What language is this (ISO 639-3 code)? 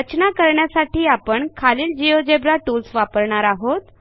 mar